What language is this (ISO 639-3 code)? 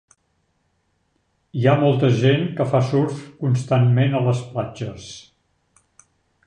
cat